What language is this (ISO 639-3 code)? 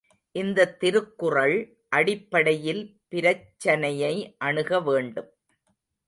tam